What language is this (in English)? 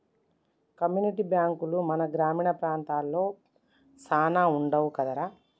Telugu